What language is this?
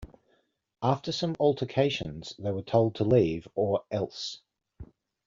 English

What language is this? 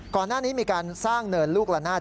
Thai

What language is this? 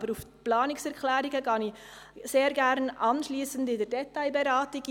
Swiss German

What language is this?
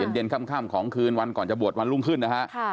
Thai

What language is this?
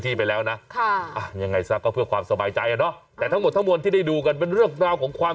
Thai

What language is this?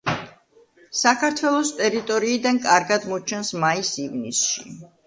Georgian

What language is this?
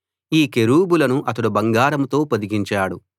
Telugu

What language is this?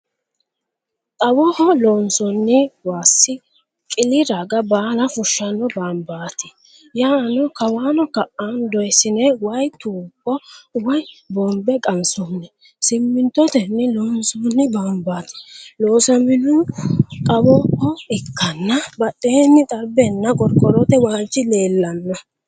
Sidamo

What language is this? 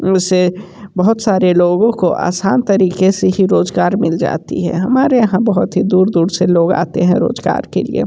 Hindi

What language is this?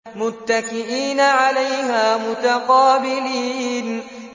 Arabic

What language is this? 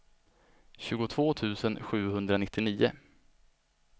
Swedish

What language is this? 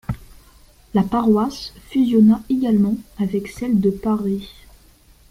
French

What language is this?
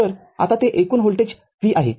Marathi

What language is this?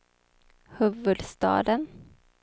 Swedish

